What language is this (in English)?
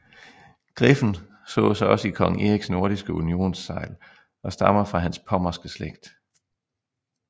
Danish